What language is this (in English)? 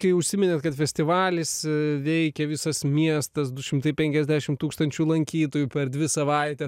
Lithuanian